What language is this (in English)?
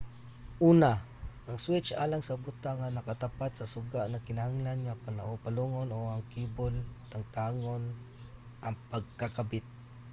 Cebuano